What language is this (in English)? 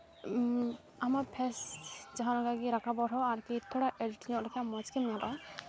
Santali